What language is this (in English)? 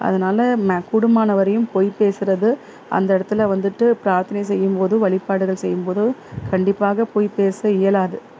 Tamil